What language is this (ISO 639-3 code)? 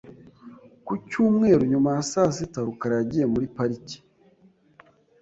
kin